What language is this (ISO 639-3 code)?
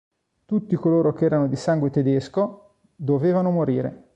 ita